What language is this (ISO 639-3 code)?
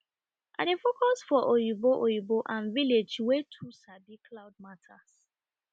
pcm